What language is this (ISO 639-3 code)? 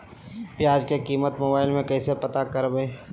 mag